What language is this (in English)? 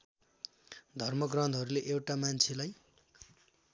Nepali